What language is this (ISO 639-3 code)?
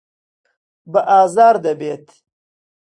ckb